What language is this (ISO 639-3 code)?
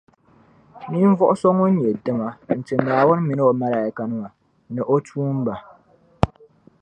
dag